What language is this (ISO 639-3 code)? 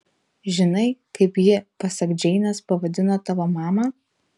lit